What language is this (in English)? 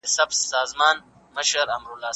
Pashto